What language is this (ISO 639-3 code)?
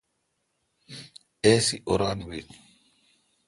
xka